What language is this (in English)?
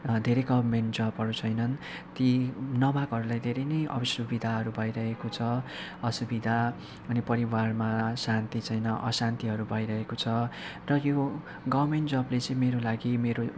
Nepali